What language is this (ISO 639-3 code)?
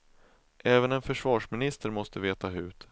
swe